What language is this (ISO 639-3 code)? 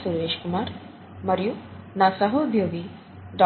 tel